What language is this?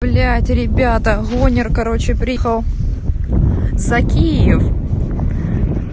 Russian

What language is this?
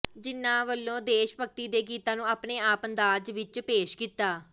Punjabi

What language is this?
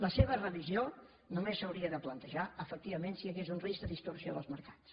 Catalan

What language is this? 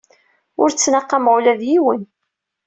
Kabyle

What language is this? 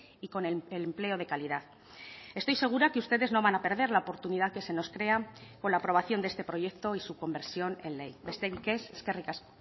Spanish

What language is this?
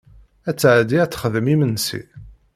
Kabyle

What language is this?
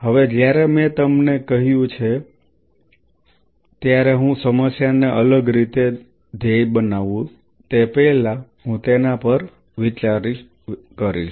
Gujarati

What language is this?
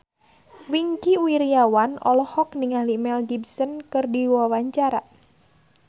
Sundanese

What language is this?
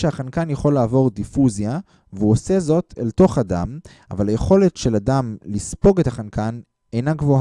Hebrew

